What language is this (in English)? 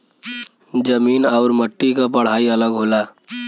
Bhojpuri